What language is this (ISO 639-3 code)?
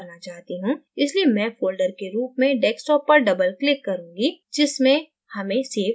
hin